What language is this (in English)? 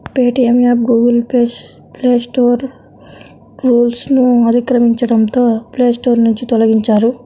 Telugu